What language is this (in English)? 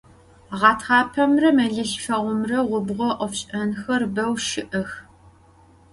Adyghe